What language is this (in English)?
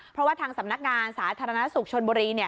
Thai